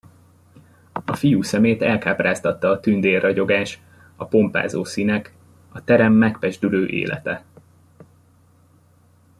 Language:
Hungarian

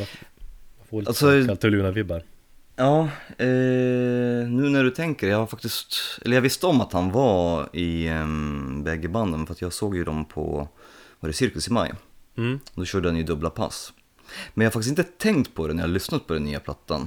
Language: Swedish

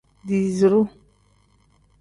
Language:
Tem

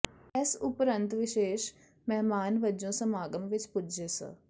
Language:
Punjabi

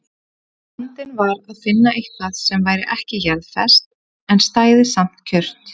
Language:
Icelandic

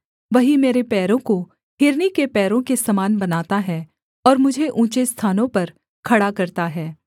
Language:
Hindi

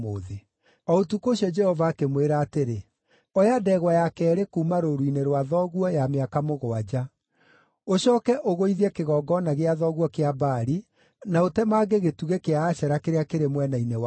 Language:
Kikuyu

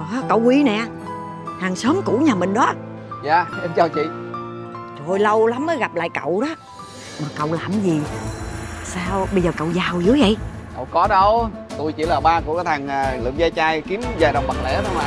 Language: Vietnamese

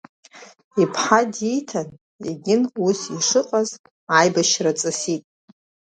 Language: Abkhazian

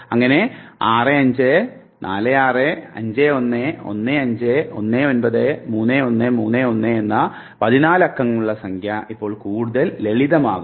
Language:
Malayalam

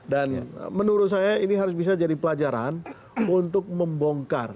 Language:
Indonesian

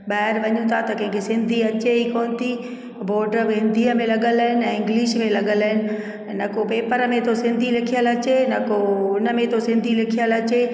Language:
Sindhi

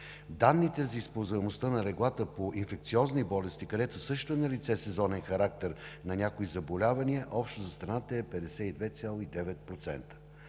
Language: Bulgarian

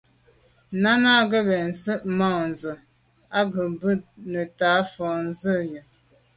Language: Medumba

